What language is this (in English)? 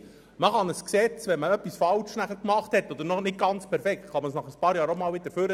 Swiss German